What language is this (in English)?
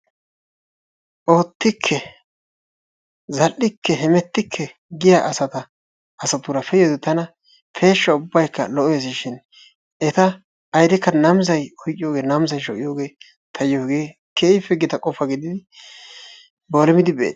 Wolaytta